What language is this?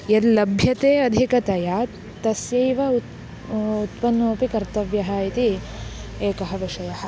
Sanskrit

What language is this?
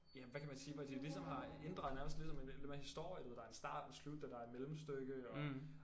Danish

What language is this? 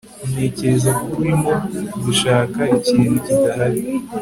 Kinyarwanda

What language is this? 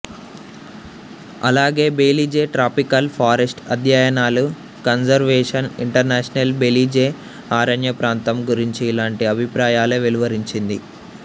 Telugu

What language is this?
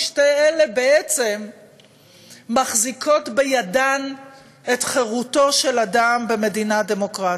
Hebrew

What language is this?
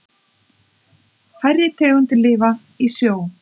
Icelandic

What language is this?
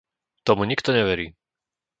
Slovak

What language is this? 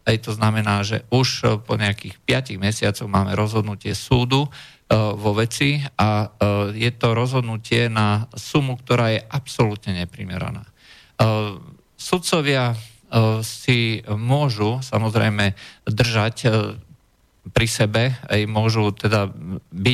Slovak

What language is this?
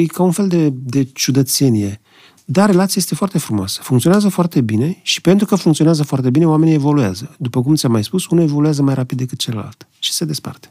Romanian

